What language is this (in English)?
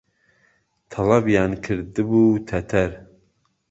Central Kurdish